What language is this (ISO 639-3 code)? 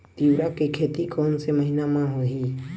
hne